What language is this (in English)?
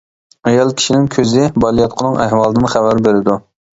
Uyghur